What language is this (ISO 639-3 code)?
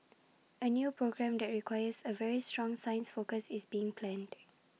eng